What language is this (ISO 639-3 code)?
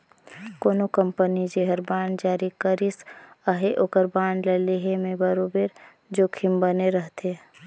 hne